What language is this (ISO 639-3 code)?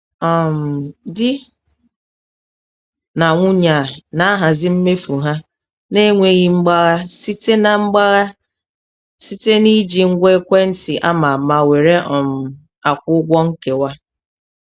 ibo